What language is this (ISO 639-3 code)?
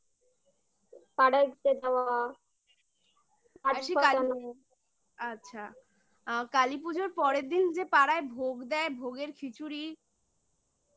ben